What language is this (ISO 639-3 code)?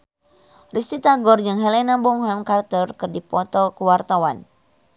sun